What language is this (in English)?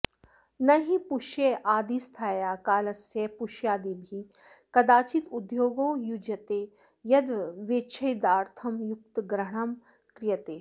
Sanskrit